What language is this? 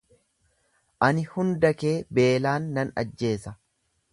Oromo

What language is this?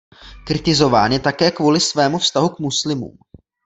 Czech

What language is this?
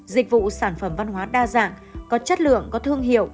Vietnamese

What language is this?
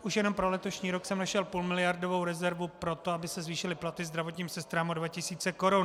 Czech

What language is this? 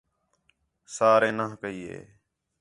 Khetrani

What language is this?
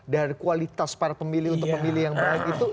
Indonesian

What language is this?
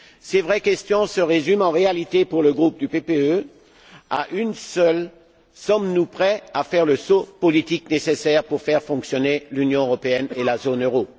French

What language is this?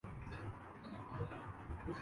Urdu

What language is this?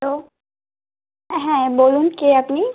Bangla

